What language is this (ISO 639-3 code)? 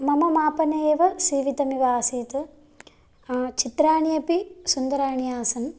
san